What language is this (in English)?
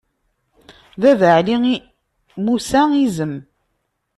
Kabyle